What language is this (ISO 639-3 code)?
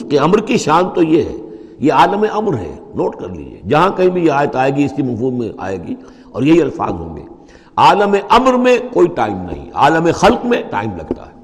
urd